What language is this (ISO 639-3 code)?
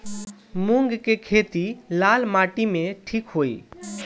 bho